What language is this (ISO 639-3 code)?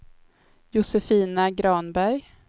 swe